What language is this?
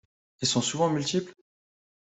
French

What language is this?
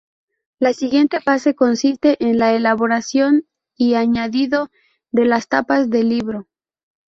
Spanish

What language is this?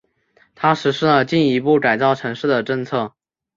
Chinese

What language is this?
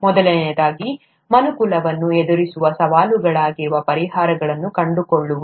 Kannada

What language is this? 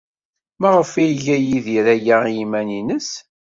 Kabyle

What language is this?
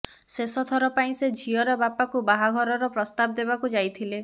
Odia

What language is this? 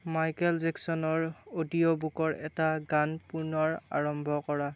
Assamese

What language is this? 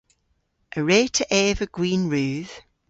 Cornish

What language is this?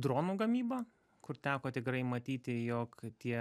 Lithuanian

